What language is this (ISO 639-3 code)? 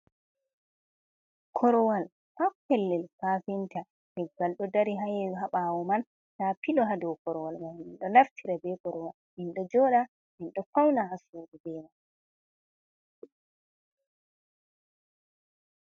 ful